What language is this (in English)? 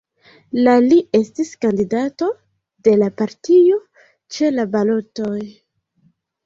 Esperanto